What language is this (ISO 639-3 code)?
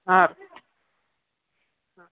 kan